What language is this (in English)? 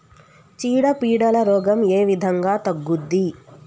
Telugu